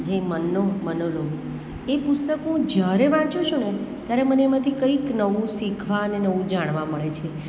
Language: Gujarati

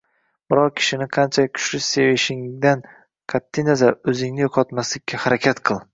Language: Uzbek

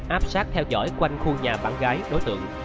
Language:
Vietnamese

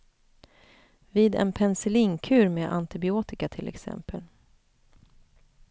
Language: Swedish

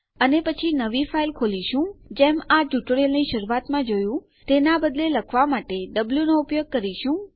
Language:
Gujarati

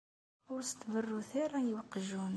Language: Kabyle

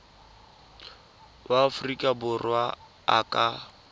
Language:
Tswana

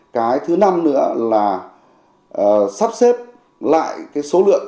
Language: Vietnamese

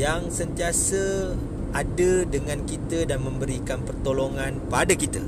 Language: Malay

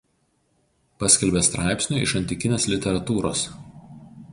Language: Lithuanian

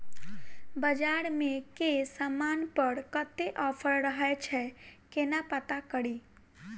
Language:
Maithili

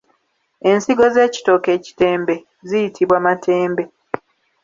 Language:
Ganda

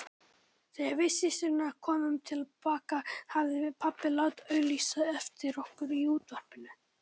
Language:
Icelandic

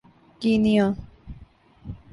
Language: Urdu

